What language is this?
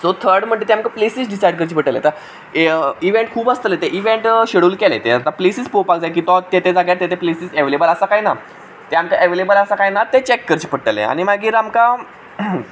Konkani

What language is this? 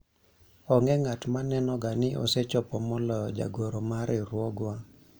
Luo (Kenya and Tanzania)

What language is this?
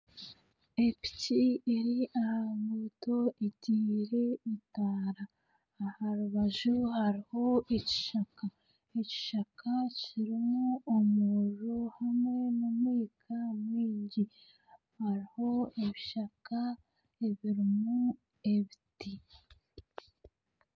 Nyankole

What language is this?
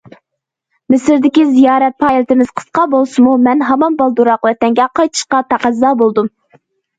Uyghur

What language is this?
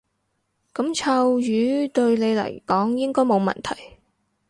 Cantonese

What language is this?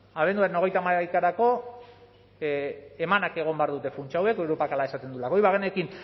Basque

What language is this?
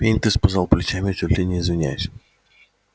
Russian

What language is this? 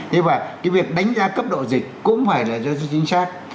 Vietnamese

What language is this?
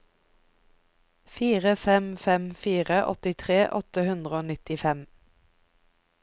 Norwegian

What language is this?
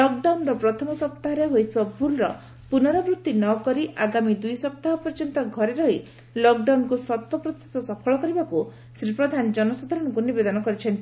Odia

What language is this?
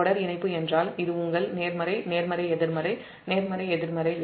Tamil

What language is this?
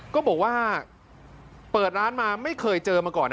Thai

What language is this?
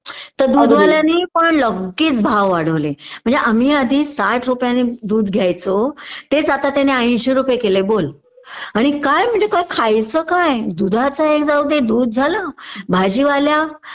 Marathi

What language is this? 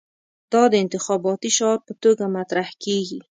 Pashto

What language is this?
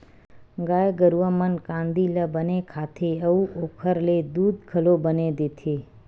Chhattisgarhi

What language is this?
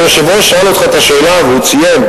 Hebrew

